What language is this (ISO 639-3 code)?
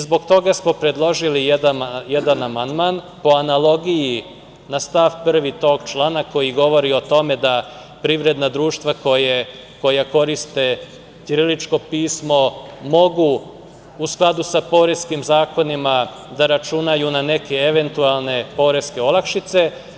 srp